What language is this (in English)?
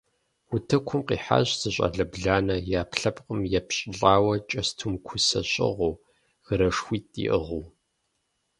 Kabardian